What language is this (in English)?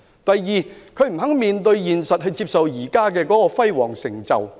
Cantonese